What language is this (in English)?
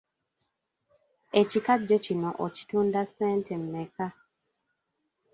Ganda